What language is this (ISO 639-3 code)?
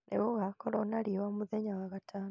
kik